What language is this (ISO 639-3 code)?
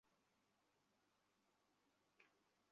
ben